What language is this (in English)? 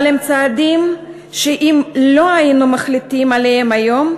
Hebrew